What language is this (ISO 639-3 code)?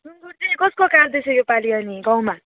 nep